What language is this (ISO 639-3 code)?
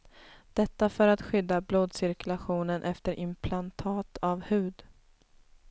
swe